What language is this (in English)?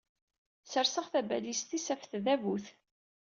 Kabyle